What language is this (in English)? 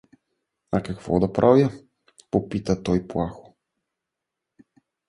Bulgarian